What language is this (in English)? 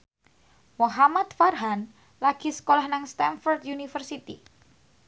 Javanese